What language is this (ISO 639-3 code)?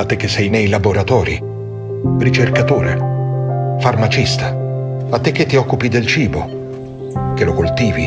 ita